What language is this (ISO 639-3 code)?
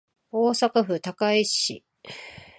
jpn